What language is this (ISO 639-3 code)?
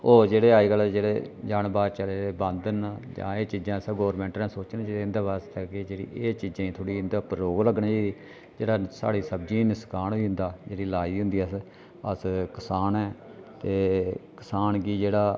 doi